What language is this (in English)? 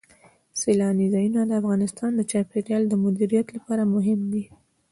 Pashto